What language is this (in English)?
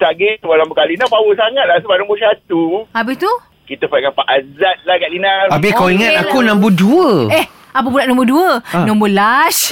Malay